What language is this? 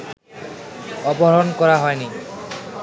Bangla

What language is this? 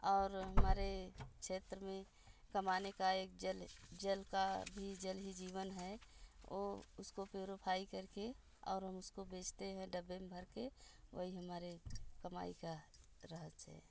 Hindi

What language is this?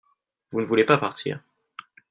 French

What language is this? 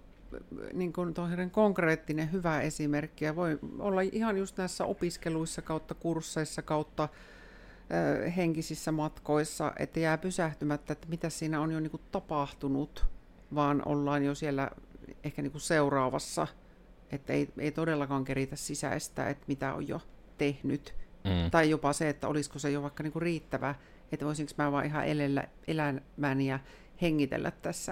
Finnish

